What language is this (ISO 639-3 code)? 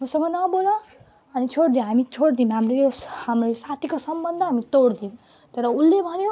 nep